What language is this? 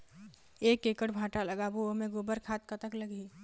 Chhattisgarhi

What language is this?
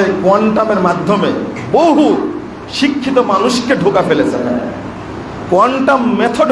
Indonesian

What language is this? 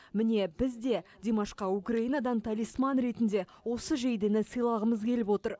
Kazakh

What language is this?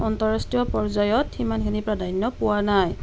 Assamese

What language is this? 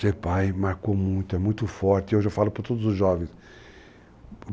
Portuguese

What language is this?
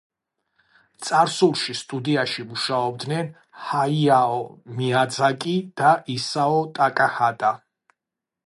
Georgian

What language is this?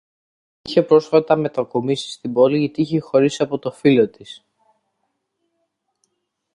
Greek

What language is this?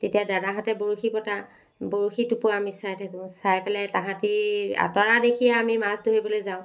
Assamese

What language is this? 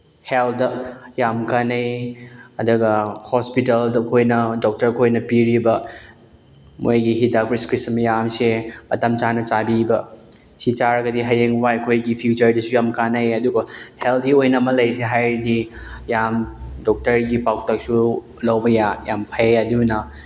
Manipuri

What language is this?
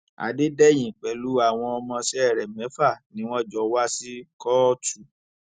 Yoruba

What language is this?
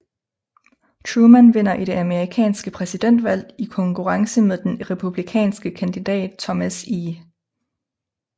Danish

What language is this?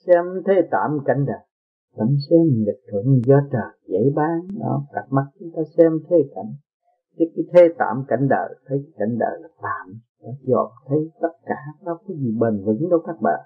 Vietnamese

